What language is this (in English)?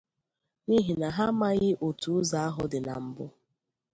Igbo